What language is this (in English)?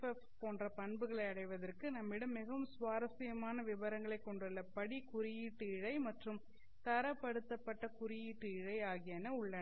Tamil